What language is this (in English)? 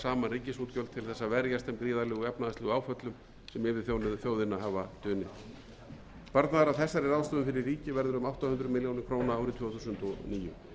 Icelandic